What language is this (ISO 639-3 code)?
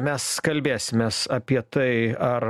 lit